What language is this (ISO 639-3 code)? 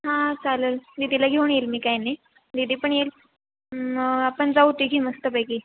mar